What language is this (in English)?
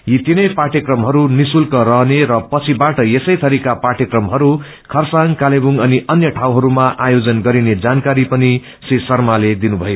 Nepali